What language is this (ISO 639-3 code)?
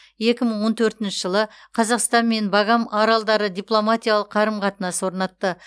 kaz